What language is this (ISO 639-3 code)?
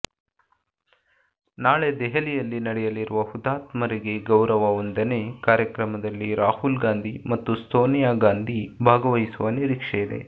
kan